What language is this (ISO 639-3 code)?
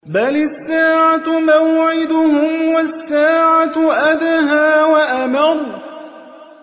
ara